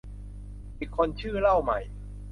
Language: Thai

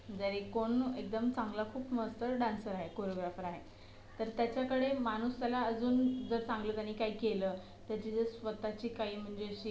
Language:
Marathi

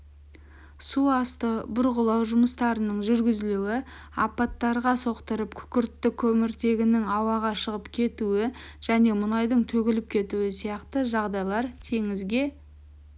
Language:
Kazakh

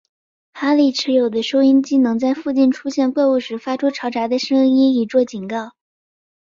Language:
Chinese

